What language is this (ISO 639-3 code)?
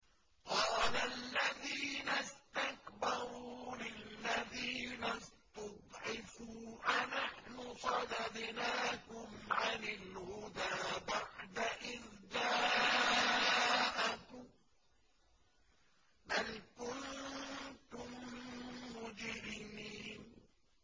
ara